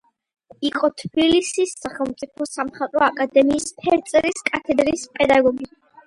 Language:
Georgian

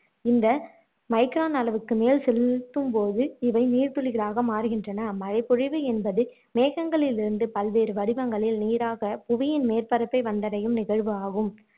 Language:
Tamil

